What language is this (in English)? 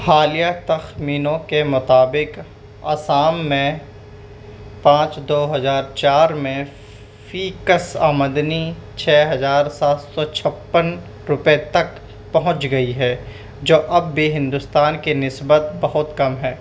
Urdu